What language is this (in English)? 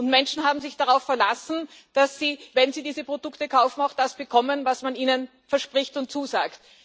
German